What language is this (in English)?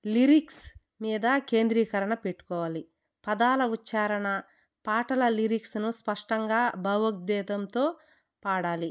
Telugu